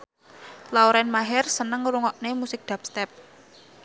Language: Javanese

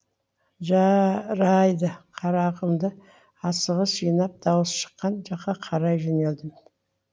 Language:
Kazakh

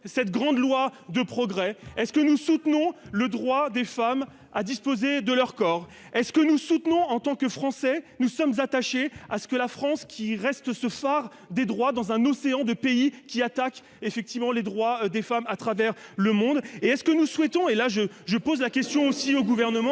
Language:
French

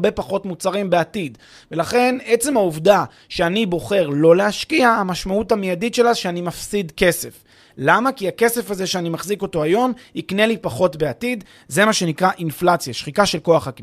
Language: Hebrew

